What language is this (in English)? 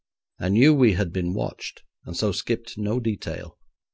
English